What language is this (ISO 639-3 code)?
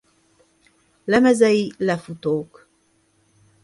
hun